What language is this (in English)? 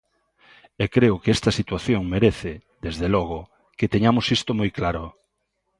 Galician